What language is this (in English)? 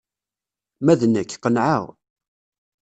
Kabyle